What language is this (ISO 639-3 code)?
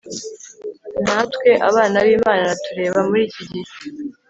kin